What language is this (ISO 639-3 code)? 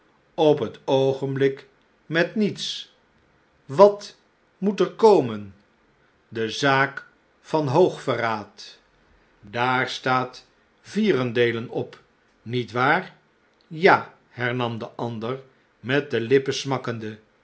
nld